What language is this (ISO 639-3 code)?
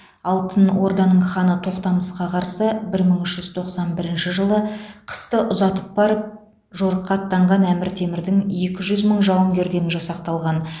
kaz